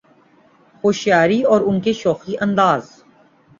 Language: Urdu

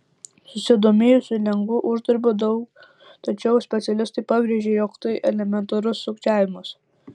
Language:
Lithuanian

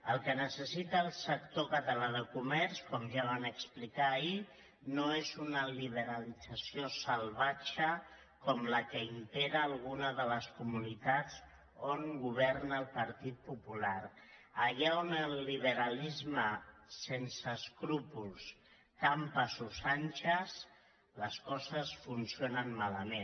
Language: Catalan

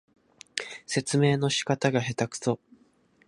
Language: Japanese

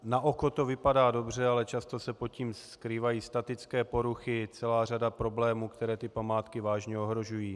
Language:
Czech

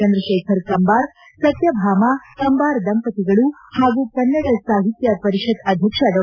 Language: Kannada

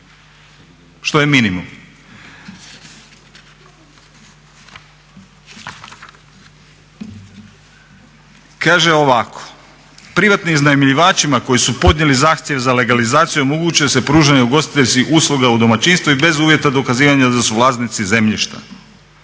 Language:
Croatian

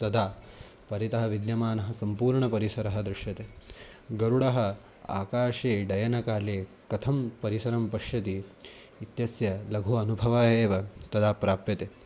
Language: Sanskrit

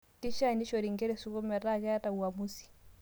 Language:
Masai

